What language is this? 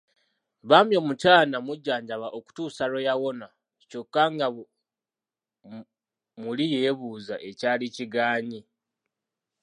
Ganda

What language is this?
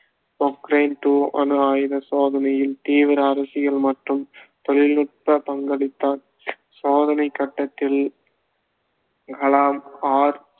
Tamil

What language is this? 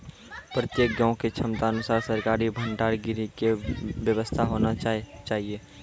Maithili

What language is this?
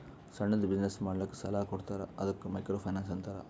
Kannada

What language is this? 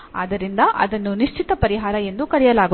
Kannada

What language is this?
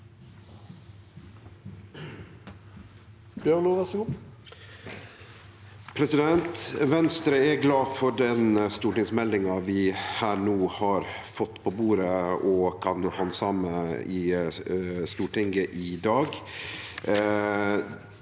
Norwegian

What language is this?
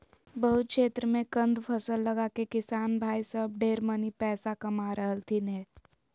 Magahi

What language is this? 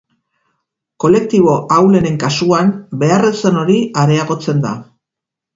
Basque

